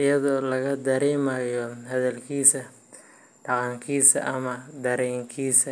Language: Somali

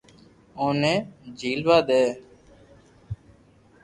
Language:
Loarki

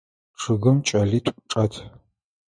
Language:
Adyghe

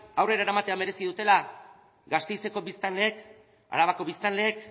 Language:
Basque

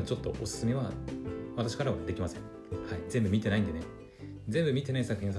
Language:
Japanese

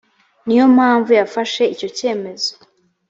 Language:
Kinyarwanda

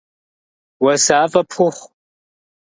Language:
Kabardian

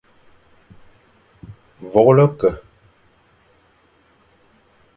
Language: Fang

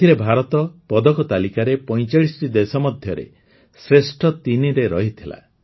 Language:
Odia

